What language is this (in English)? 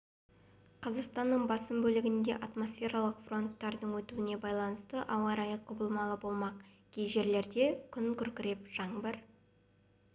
Kazakh